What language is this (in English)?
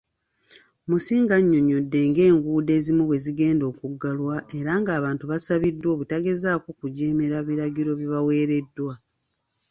Ganda